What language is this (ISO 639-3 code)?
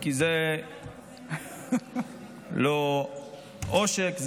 heb